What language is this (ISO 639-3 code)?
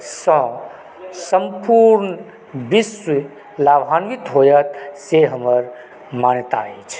mai